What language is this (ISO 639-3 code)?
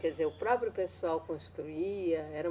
por